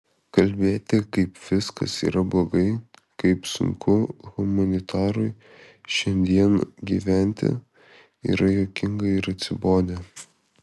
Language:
Lithuanian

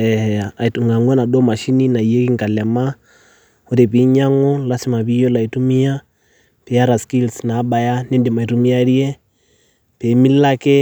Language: Masai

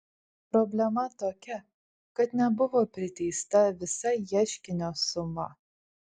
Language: Lithuanian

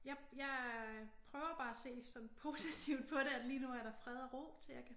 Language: Danish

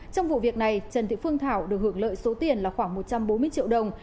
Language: Vietnamese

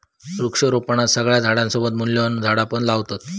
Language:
Marathi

